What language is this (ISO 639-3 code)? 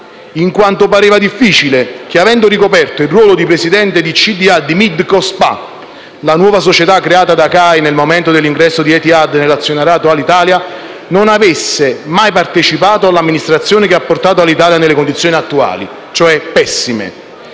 ita